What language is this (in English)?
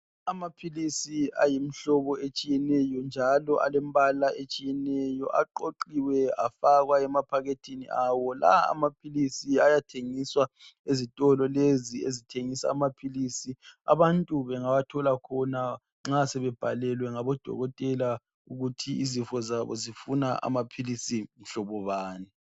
North Ndebele